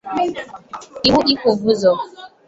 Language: Igbo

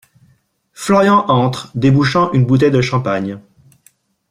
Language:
French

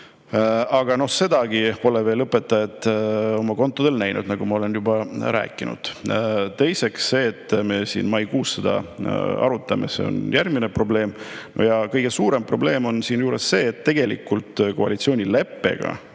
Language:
Estonian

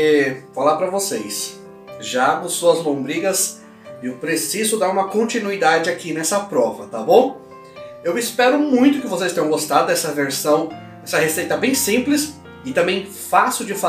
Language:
Portuguese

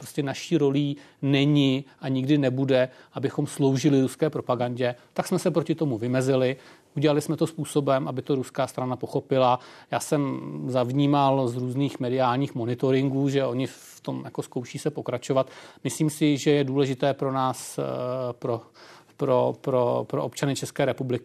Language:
Czech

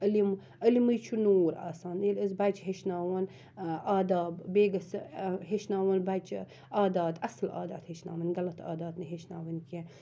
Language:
Kashmiri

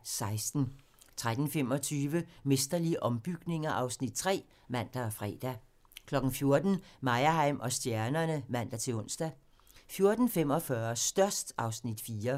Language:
Danish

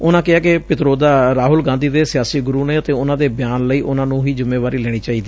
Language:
Punjabi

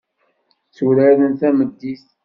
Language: Kabyle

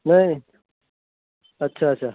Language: Urdu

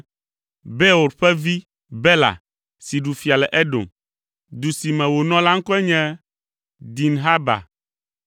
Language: Ewe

